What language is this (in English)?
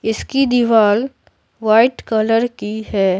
Hindi